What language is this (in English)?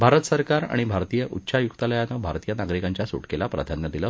Marathi